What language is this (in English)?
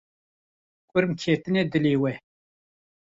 Kurdish